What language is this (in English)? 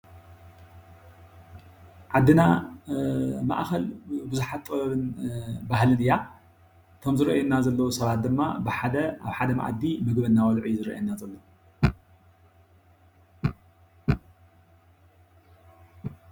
Tigrinya